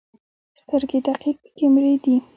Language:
Pashto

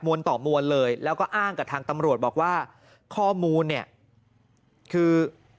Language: Thai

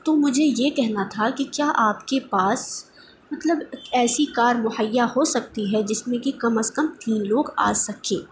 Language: Urdu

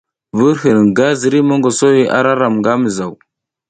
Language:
South Giziga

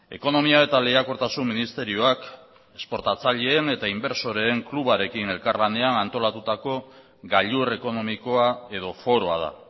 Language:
Basque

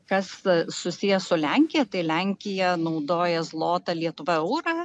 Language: Lithuanian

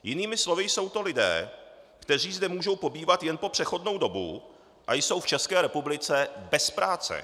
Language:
Czech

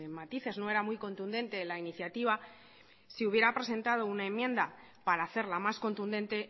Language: Spanish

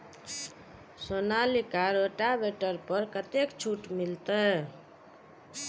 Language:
Maithili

